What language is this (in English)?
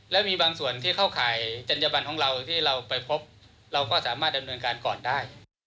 Thai